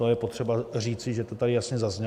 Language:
Czech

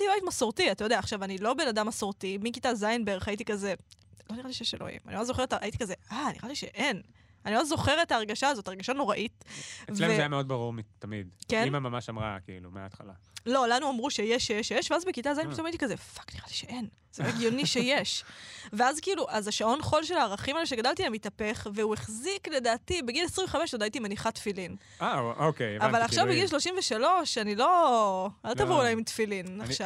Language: Hebrew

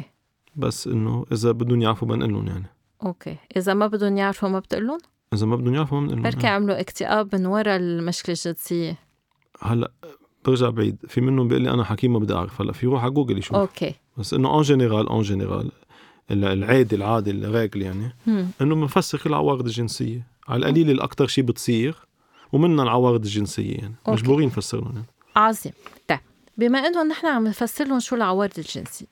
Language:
Arabic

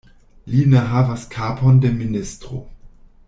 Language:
Esperanto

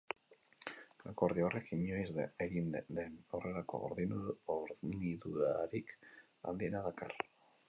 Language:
Basque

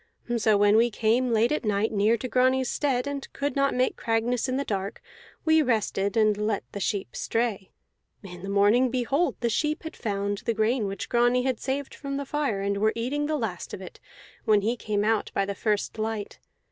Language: English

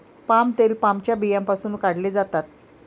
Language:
Marathi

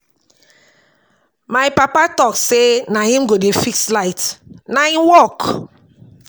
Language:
Nigerian Pidgin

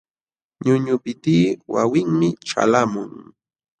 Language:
Jauja Wanca Quechua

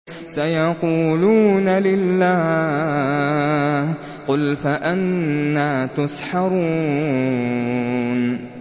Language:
Arabic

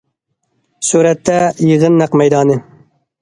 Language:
Uyghur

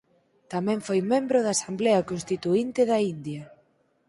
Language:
Galician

